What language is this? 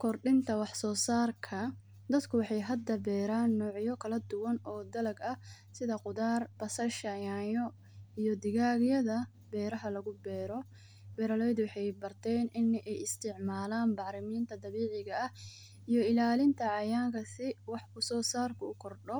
Somali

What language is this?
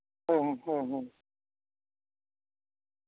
Santali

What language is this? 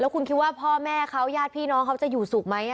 Thai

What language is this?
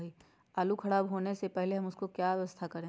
Magahi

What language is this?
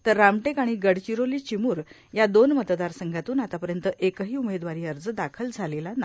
Marathi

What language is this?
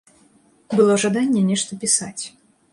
Belarusian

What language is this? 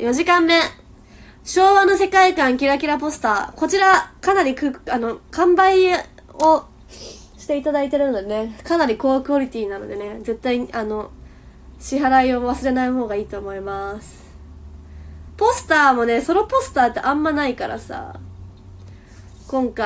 Japanese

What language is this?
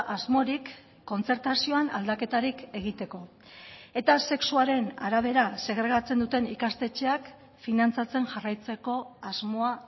Basque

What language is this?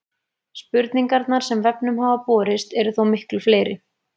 Icelandic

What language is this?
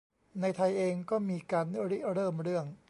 Thai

